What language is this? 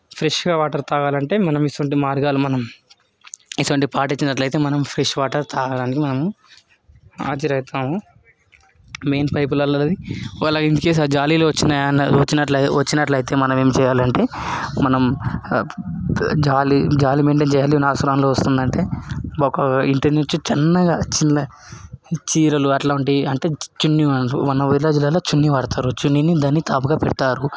Telugu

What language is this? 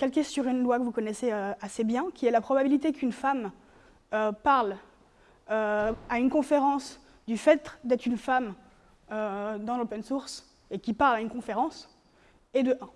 French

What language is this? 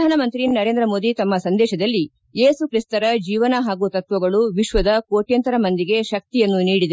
Kannada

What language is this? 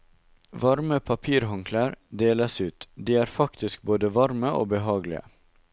Norwegian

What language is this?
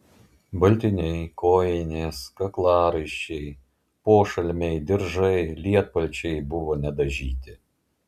Lithuanian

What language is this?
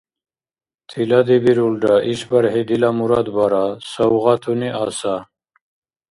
Dargwa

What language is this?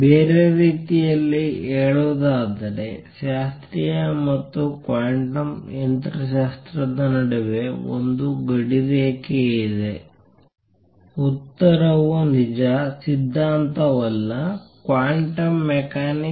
Kannada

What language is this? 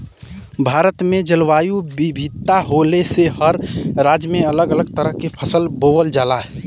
Bhojpuri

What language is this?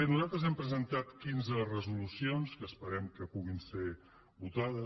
Catalan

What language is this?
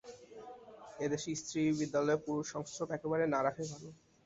Bangla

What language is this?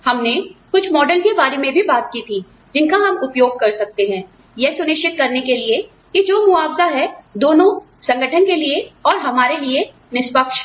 Hindi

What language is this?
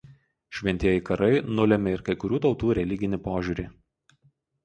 Lithuanian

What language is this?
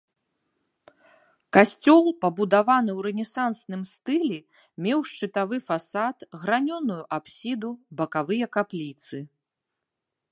Belarusian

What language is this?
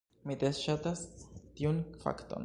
Esperanto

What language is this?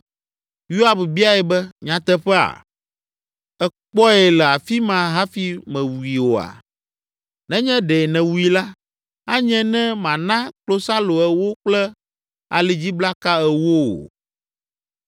Ewe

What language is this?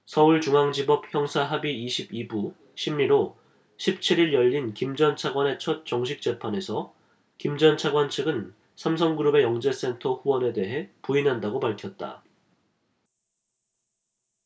Korean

